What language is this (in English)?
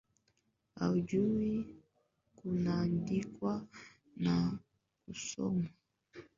Swahili